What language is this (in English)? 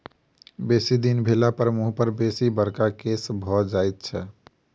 Maithili